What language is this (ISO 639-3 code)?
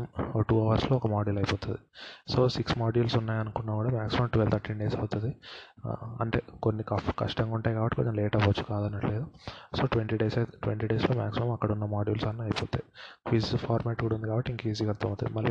tel